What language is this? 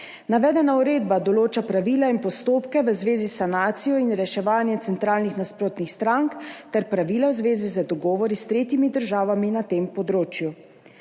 Slovenian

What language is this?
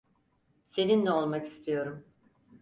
Turkish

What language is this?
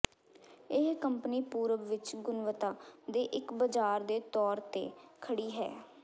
Punjabi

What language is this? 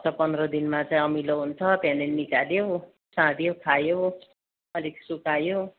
Nepali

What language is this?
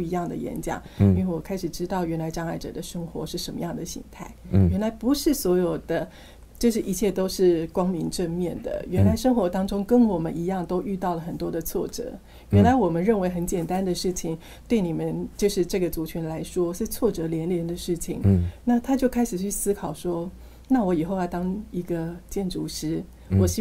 Chinese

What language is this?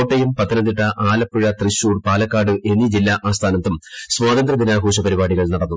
Malayalam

